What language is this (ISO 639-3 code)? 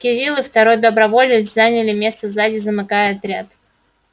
rus